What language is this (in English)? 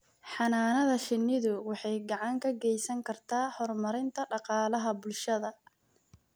Somali